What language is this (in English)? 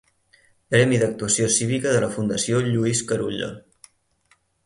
Catalan